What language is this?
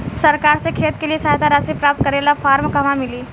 Bhojpuri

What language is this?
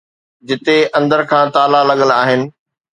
Sindhi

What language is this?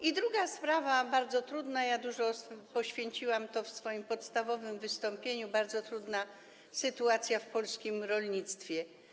Polish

